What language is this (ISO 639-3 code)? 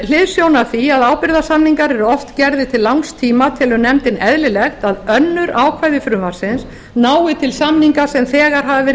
isl